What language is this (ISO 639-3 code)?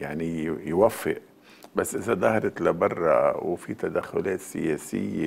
ara